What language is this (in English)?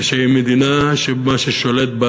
Hebrew